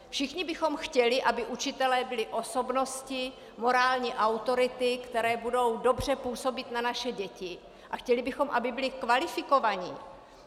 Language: Czech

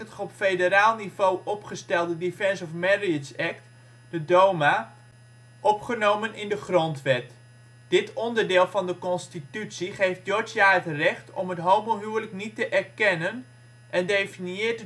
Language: Dutch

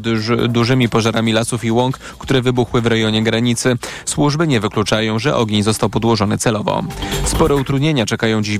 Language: Polish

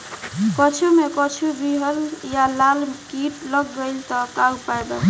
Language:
Bhojpuri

